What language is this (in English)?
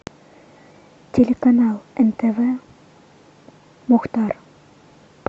Russian